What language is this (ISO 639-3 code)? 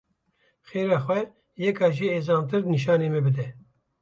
kur